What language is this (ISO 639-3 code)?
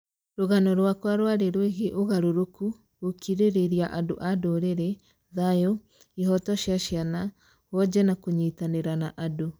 kik